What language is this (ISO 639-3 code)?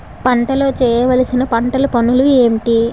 tel